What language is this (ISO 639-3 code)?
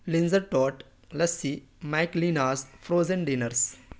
urd